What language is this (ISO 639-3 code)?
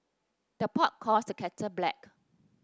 eng